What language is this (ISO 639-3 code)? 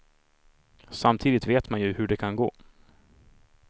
swe